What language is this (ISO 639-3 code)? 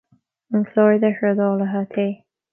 gle